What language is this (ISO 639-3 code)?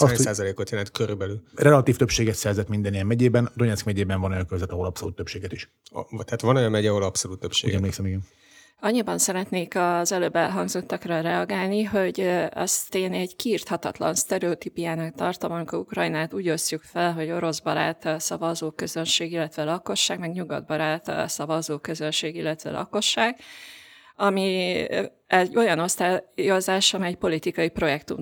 hun